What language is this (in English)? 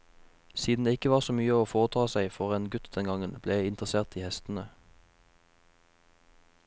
Norwegian